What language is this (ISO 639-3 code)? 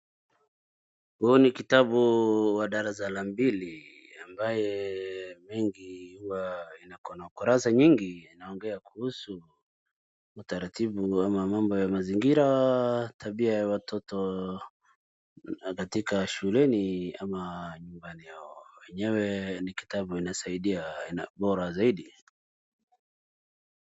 swa